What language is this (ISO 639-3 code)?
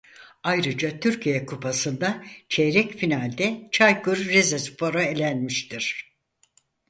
tur